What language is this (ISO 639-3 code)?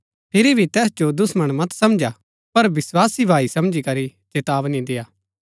gbk